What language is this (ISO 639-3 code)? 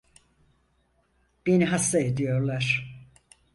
tur